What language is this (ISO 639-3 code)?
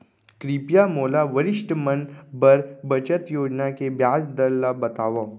hne